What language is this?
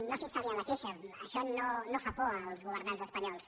Catalan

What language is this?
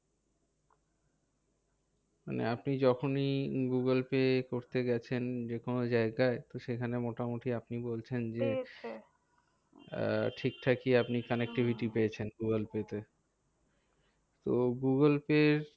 Bangla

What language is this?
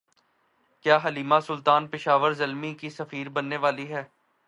Urdu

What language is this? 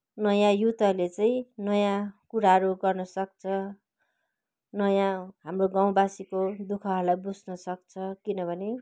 Nepali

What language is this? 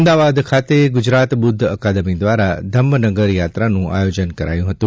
Gujarati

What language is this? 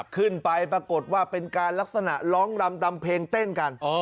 Thai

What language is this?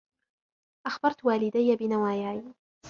Arabic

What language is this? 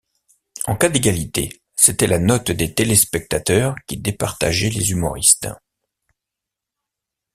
French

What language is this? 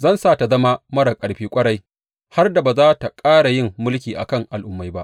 Hausa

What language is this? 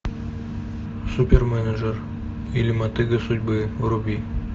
Russian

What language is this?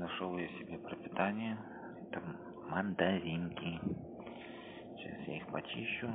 Russian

